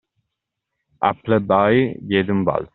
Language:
Italian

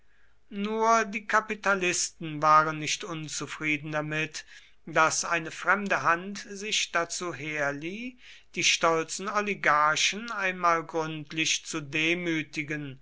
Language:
German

